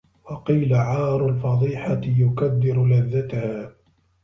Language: Arabic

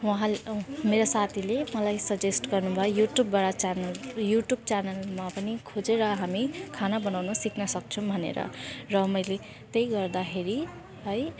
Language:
Nepali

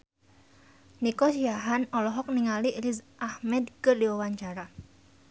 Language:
Sundanese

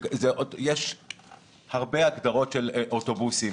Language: Hebrew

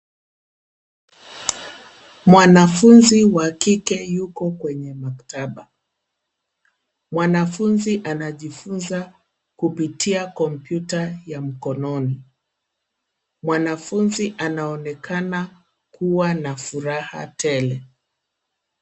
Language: Swahili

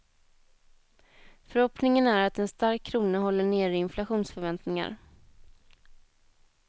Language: Swedish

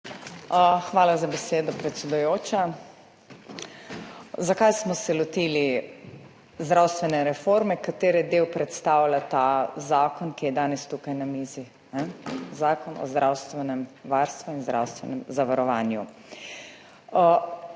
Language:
Slovenian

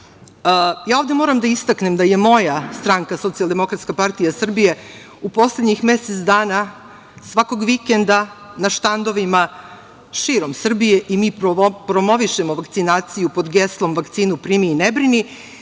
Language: Serbian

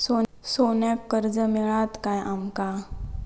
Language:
Marathi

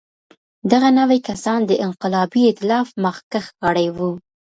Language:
Pashto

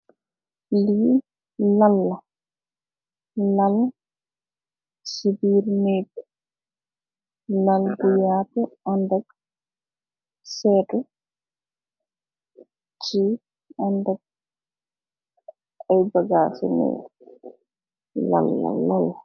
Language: Wolof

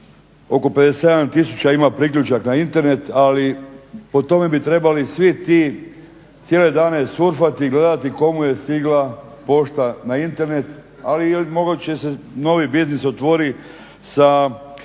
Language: Croatian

